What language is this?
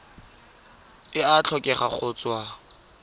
Tswana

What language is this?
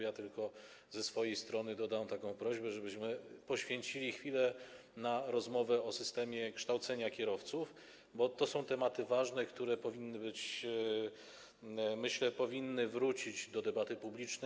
Polish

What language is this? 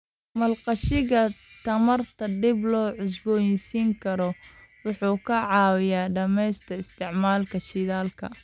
Somali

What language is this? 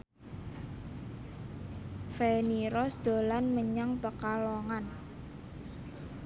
Javanese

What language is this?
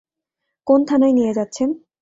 Bangla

